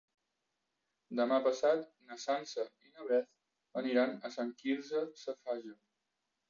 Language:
Catalan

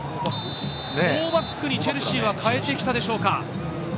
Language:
Japanese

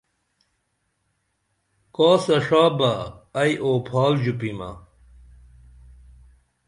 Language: Dameli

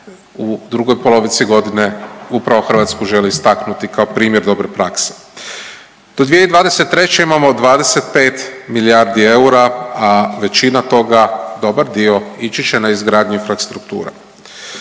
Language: Croatian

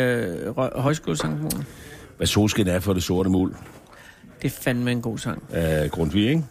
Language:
Danish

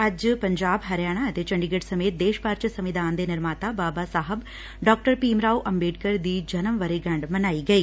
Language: Punjabi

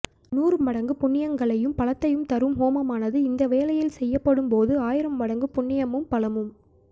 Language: Tamil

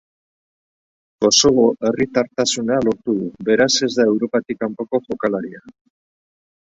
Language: Basque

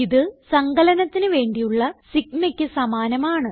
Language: Malayalam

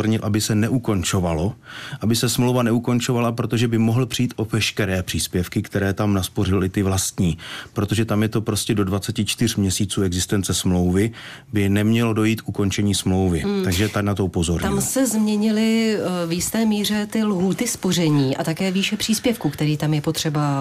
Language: Czech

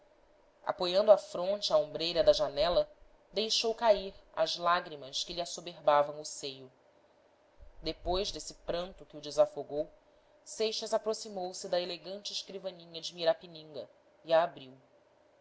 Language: Portuguese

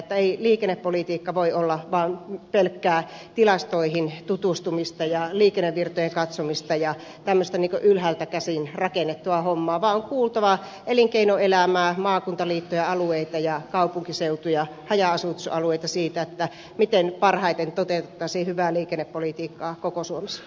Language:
Finnish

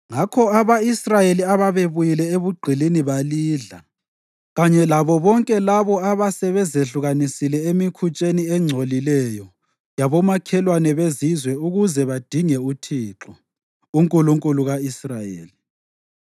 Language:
North Ndebele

